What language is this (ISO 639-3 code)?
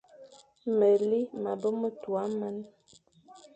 fan